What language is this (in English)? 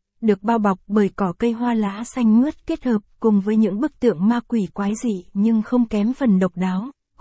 Vietnamese